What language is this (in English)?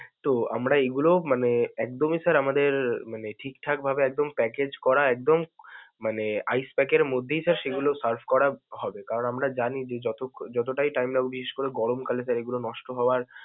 Bangla